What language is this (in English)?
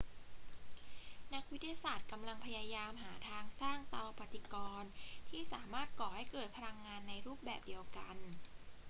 Thai